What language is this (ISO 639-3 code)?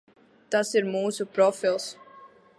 lav